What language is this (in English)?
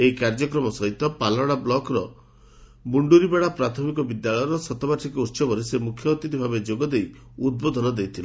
Odia